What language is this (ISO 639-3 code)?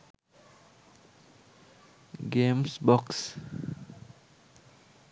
sin